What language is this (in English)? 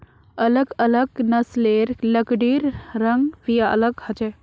Magahi